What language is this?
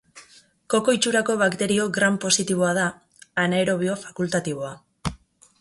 Basque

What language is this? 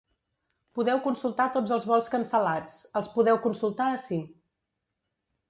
Catalan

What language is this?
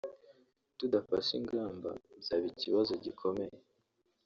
Kinyarwanda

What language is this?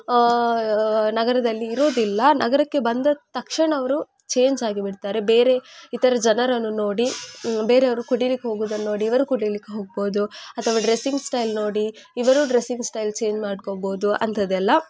Kannada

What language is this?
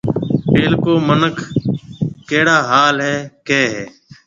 Marwari (Pakistan)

